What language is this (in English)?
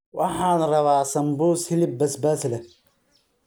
Somali